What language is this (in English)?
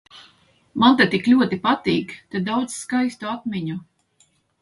Latvian